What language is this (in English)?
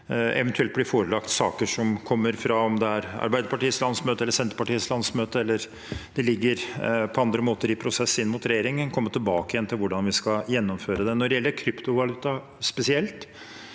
Norwegian